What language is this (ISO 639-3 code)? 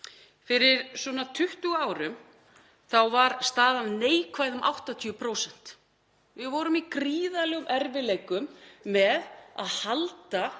isl